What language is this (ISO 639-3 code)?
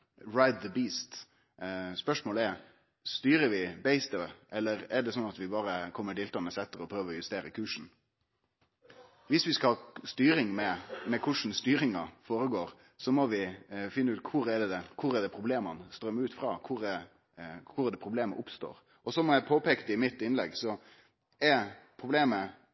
nno